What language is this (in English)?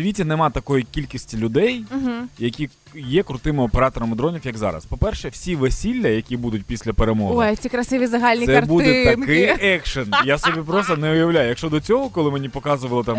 Ukrainian